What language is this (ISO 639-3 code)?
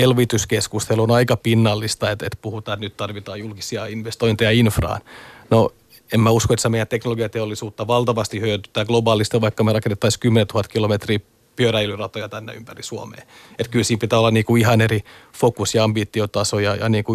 fin